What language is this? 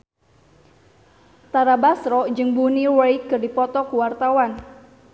Sundanese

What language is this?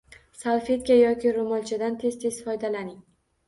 Uzbek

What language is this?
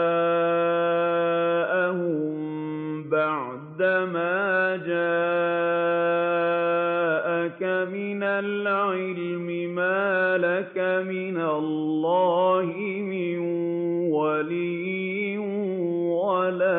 Arabic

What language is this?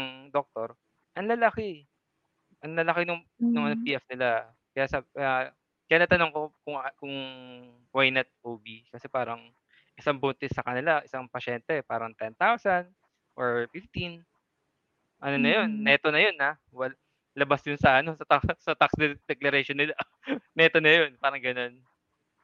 Filipino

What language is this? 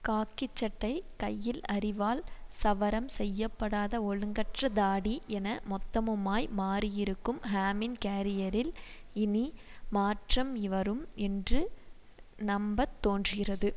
Tamil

